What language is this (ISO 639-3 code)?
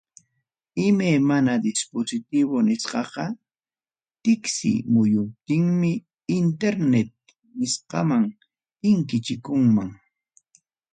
quy